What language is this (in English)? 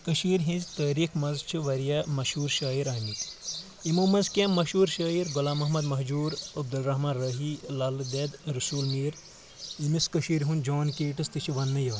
Kashmiri